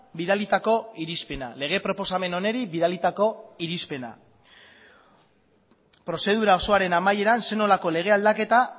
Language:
Basque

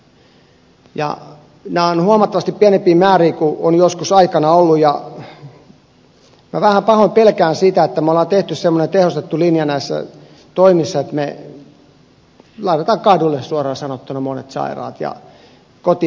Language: Finnish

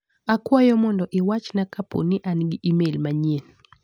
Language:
Luo (Kenya and Tanzania)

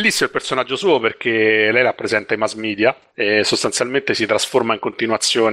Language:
Italian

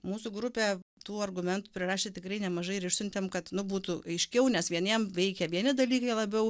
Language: Lithuanian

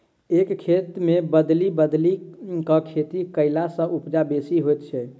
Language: Maithili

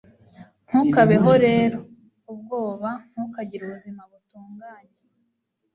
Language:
Kinyarwanda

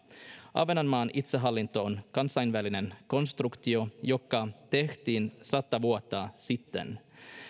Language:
Finnish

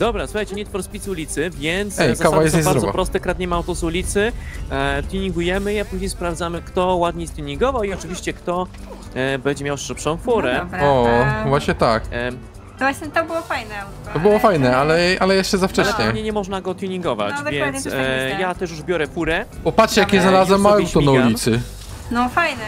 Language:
Polish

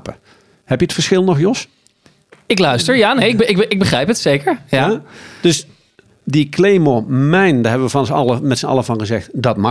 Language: Dutch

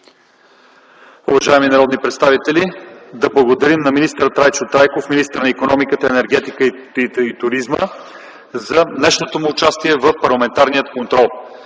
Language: Bulgarian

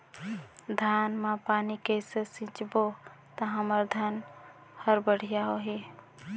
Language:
Chhattisgarhi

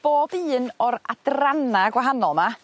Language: Welsh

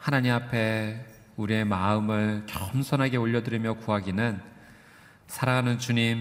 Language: Korean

